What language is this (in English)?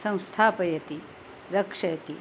Sanskrit